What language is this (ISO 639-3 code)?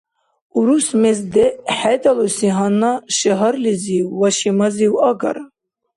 dar